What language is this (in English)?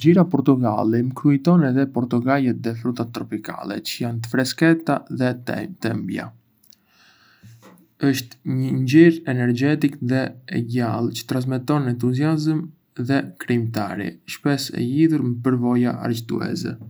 Arbëreshë Albanian